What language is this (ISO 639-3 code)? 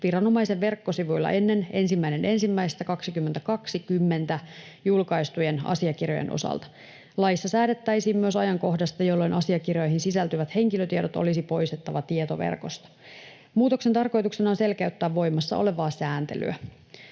fin